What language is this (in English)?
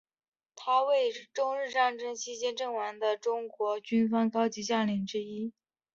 Chinese